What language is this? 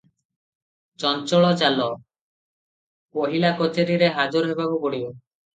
Odia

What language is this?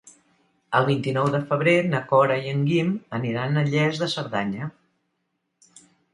Catalan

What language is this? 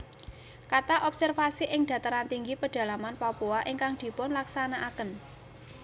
Javanese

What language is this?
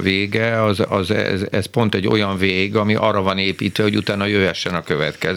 Hungarian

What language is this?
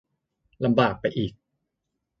Thai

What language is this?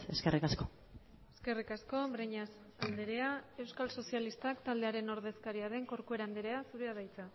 Basque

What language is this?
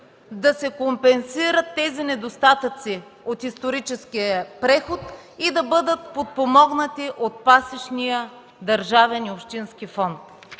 Bulgarian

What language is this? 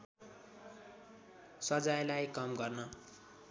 Nepali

